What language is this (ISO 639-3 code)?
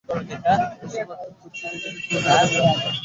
ben